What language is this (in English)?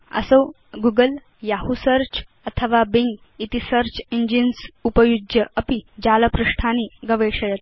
Sanskrit